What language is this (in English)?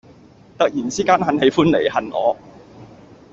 Cantonese